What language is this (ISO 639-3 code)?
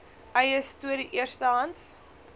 afr